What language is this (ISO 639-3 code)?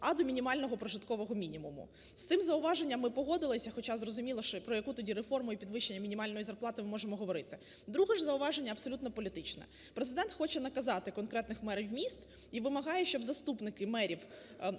ukr